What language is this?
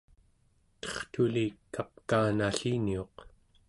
Central Yupik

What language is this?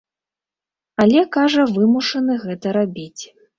Belarusian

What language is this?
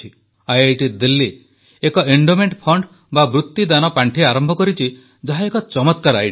Odia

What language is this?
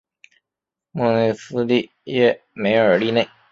Chinese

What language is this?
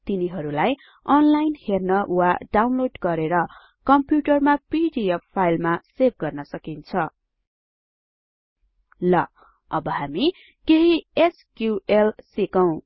Nepali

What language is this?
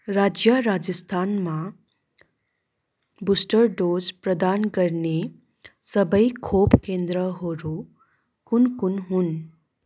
Nepali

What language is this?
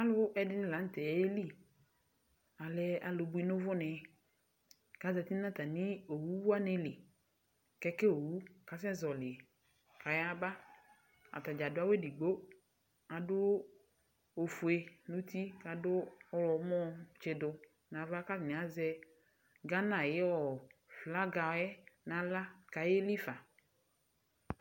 Ikposo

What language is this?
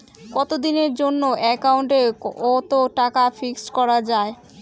Bangla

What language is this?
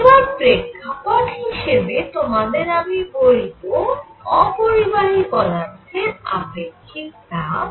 Bangla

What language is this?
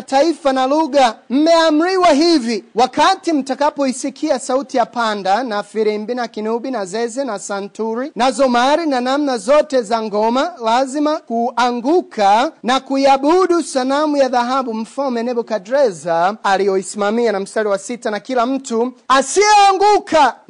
Swahili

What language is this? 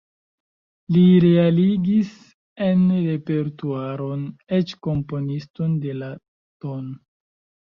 Esperanto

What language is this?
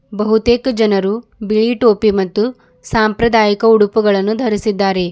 Kannada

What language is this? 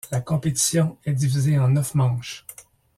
French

